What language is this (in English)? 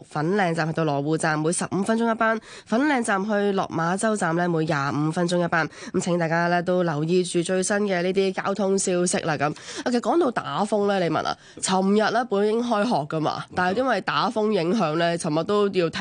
Chinese